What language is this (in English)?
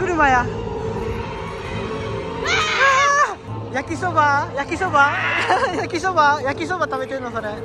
Japanese